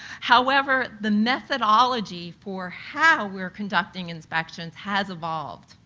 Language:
English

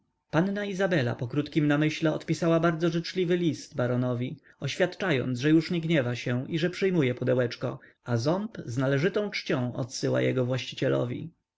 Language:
Polish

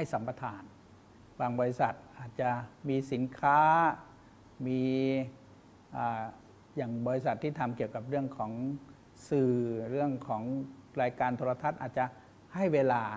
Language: Thai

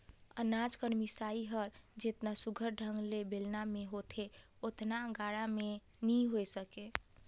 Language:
Chhattisgarhi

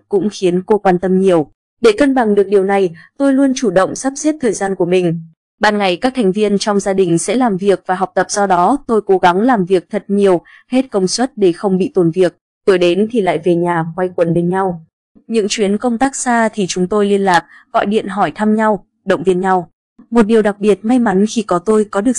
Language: Vietnamese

